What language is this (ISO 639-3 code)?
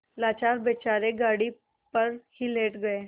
hin